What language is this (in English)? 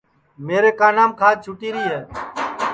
Sansi